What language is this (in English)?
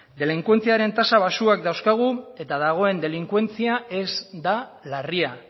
Basque